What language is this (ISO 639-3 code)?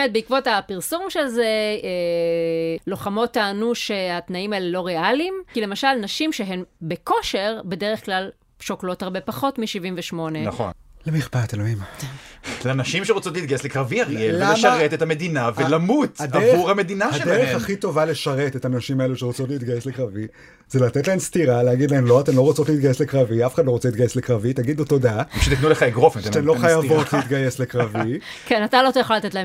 heb